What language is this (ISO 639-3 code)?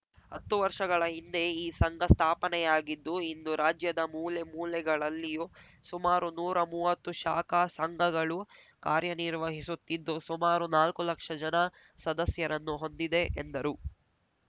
kan